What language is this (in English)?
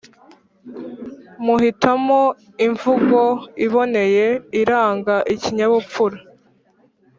Kinyarwanda